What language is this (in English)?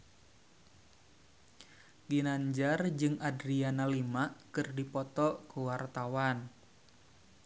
Sundanese